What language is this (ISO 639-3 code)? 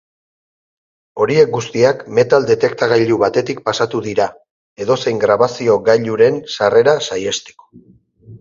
eus